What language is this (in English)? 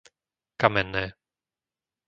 Slovak